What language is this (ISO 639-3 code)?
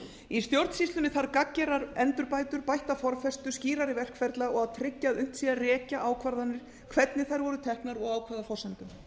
isl